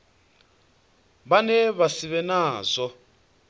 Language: Venda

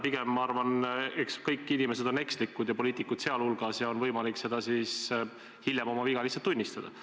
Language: Estonian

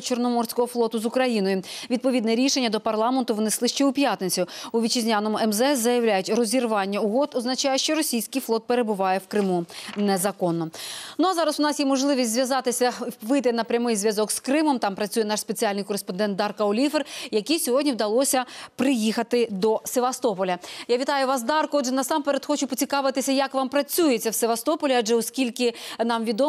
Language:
Ukrainian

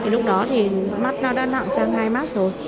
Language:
Vietnamese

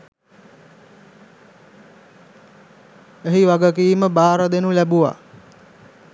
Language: Sinhala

